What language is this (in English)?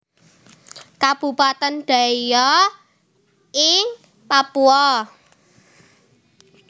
Javanese